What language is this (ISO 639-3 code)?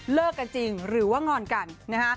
tha